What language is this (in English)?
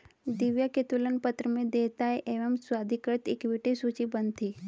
Hindi